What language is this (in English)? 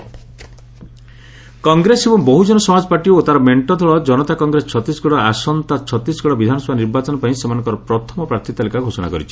Odia